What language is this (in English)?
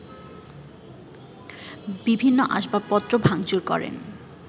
Bangla